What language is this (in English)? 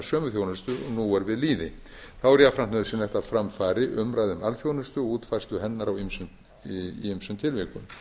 Icelandic